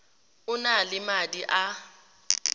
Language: Tswana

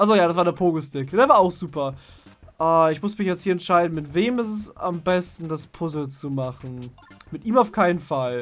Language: German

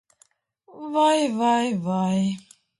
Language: Latvian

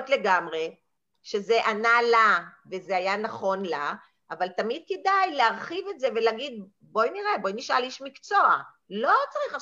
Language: Hebrew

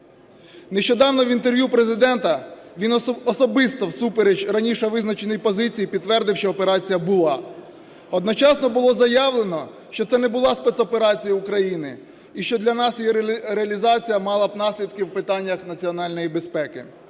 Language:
Ukrainian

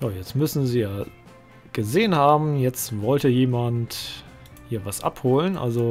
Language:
German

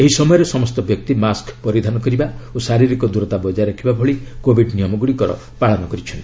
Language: Odia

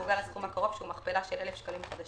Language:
Hebrew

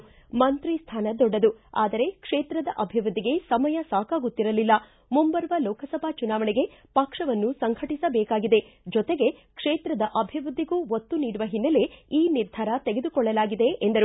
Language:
Kannada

